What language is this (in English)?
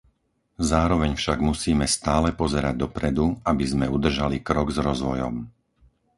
Slovak